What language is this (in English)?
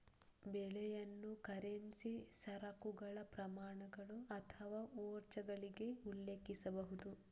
Kannada